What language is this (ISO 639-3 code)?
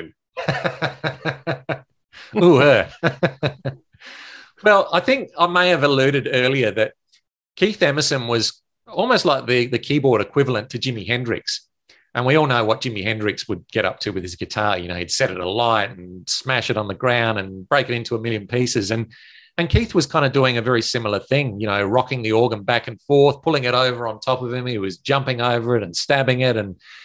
eng